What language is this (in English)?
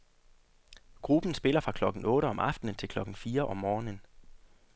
Danish